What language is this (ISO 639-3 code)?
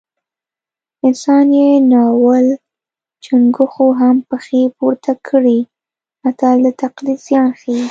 pus